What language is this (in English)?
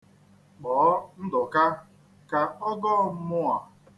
Igbo